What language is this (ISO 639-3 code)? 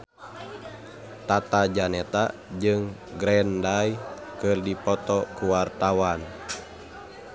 sun